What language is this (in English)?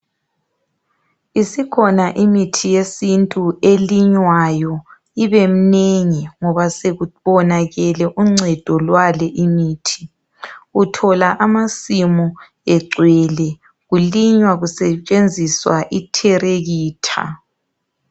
North Ndebele